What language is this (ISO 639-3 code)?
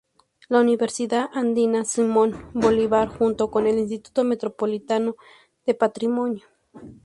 spa